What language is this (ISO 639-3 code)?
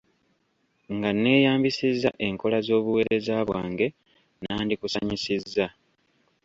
lug